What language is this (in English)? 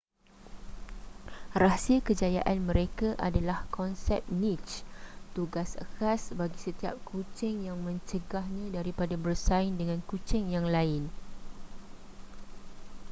Malay